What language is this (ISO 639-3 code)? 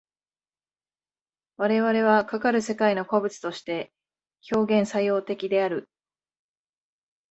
jpn